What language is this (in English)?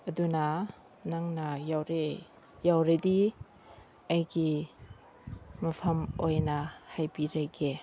Manipuri